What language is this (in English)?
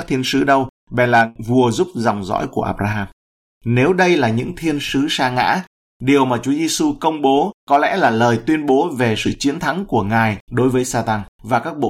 Vietnamese